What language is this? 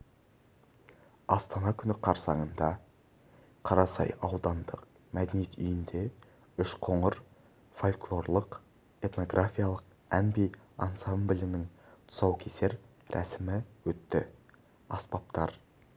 Kazakh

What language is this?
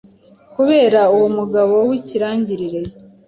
Kinyarwanda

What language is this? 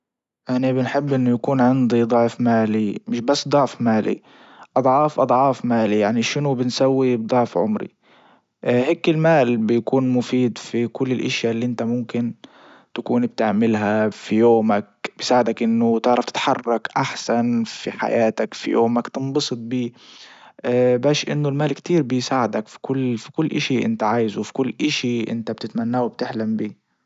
Libyan Arabic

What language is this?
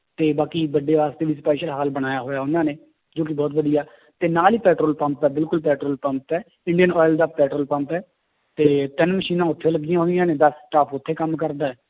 Punjabi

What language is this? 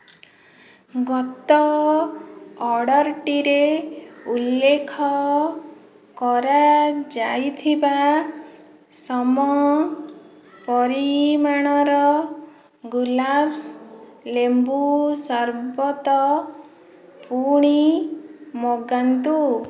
Odia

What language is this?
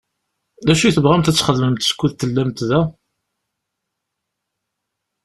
Kabyle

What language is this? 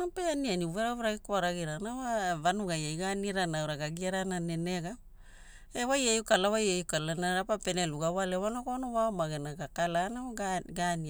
Hula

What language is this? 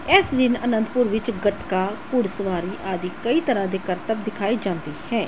Punjabi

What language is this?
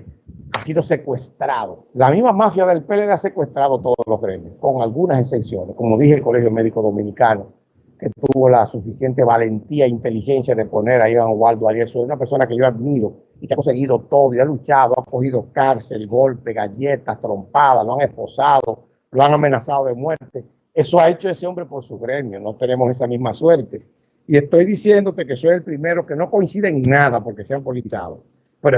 Spanish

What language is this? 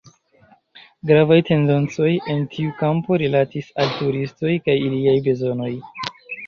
Esperanto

